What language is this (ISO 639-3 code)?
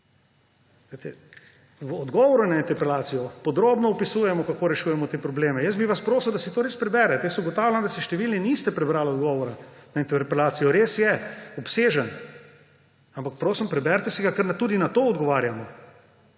slv